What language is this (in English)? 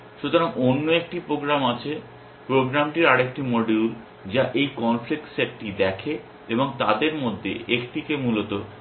Bangla